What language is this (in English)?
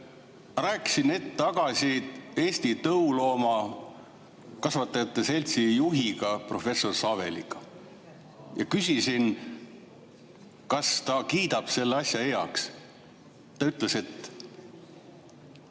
Estonian